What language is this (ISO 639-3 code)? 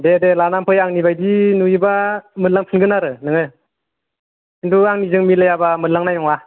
brx